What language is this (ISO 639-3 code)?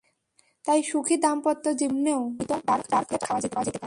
ben